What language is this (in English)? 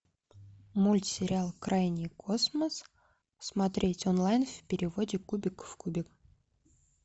Russian